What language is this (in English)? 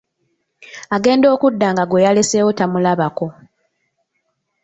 Ganda